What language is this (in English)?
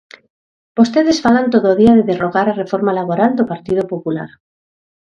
Galician